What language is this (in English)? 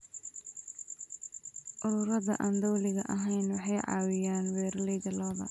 Somali